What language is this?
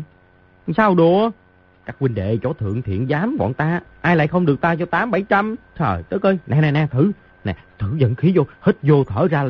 Vietnamese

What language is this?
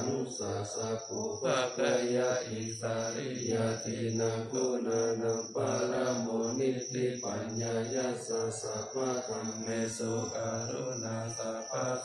Thai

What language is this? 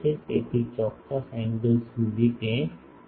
Gujarati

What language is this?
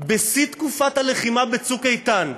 Hebrew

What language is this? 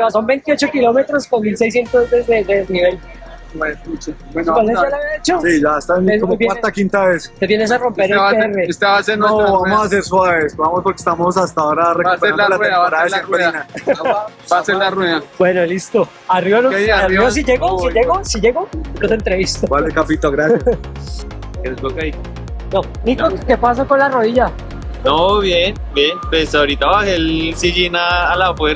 Spanish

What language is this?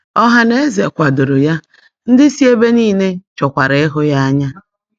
Igbo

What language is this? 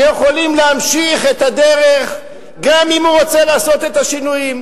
Hebrew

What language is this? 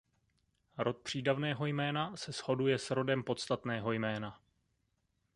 Czech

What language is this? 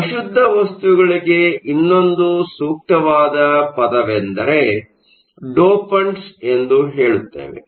Kannada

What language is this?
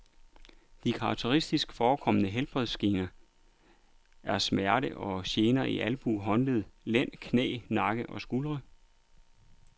Danish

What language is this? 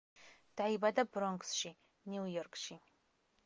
Georgian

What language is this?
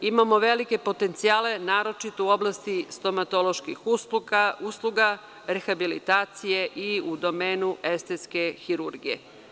Serbian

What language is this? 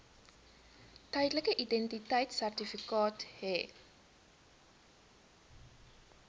Afrikaans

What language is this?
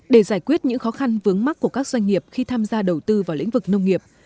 Vietnamese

